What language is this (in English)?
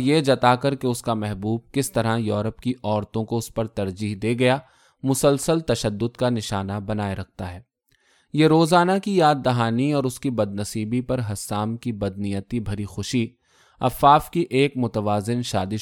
Urdu